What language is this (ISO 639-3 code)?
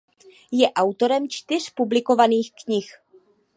ces